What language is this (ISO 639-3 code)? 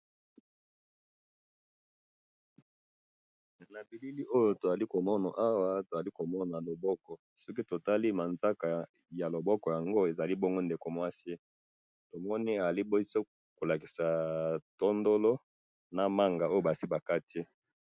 lin